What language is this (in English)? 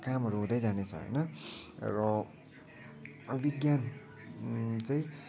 Nepali